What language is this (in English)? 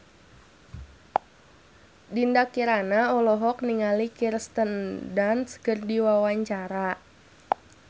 Sundanese